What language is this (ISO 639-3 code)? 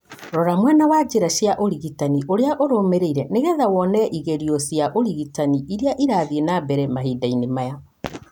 kik